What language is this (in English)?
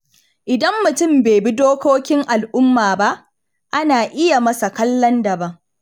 Hausa